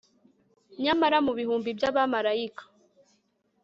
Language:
Kinyarwanda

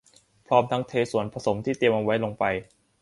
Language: Thai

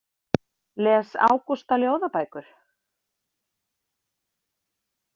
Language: Icelandic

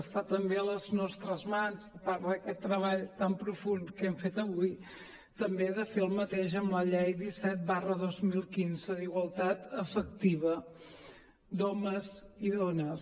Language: Catalan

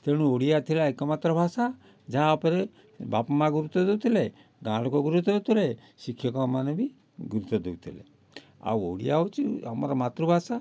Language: Odia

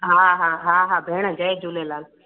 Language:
Sindhi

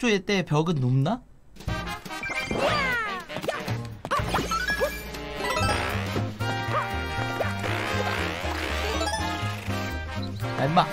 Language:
Korean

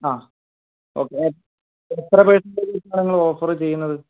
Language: Malayalam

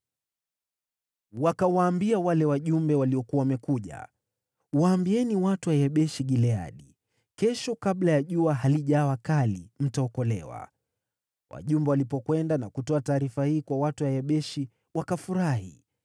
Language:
Swahili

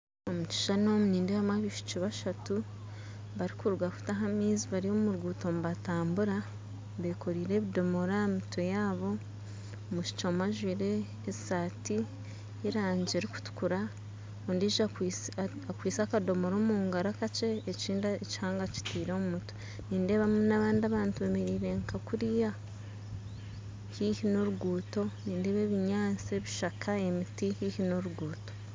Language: Nyankole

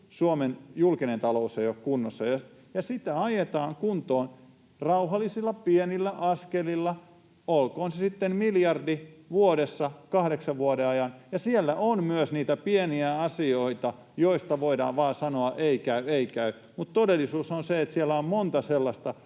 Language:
Finnish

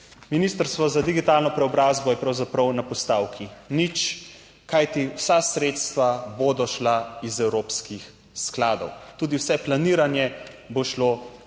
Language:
Slovenian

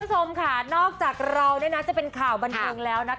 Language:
Thai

